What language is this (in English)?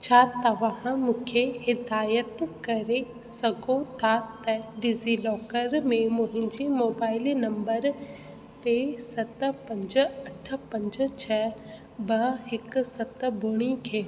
Sindhi